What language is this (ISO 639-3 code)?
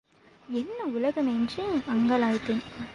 tam